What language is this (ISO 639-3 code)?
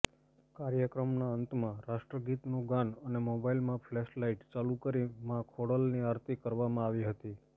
guj